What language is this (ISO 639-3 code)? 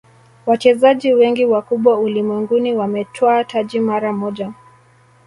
swa